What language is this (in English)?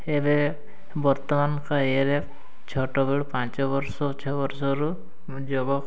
Odia